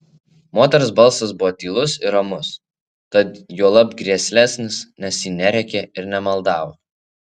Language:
Lithuanian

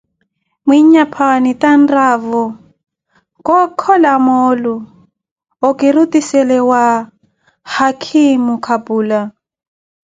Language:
Koti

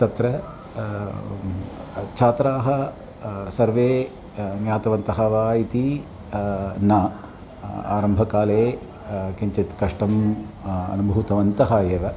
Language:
Sanskrit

